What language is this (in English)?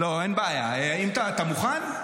Hebrew